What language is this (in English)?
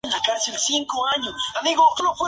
Spanish